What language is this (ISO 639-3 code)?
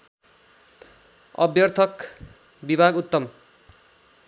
nep